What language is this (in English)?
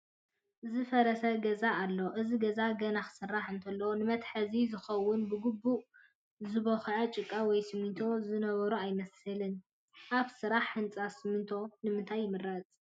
Tigrinya